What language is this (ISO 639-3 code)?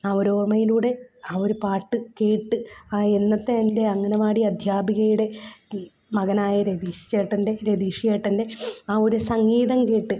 mal